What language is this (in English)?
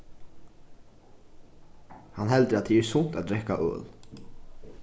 Faroese